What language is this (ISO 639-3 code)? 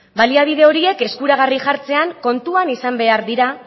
eus